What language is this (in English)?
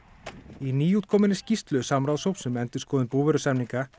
Icelandic